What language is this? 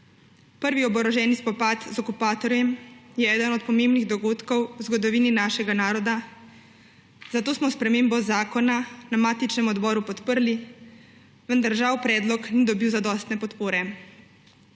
Slovenian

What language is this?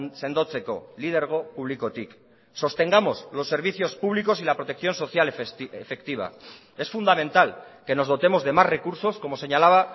Spanish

